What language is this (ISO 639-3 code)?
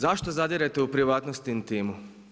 hrv